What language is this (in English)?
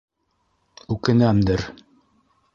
Bashkir